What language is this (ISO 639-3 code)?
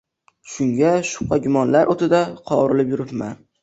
uzb